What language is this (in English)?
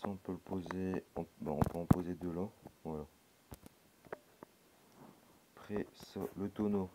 French